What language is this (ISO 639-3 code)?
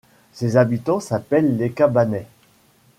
fra